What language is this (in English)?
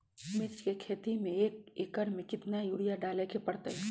Magahi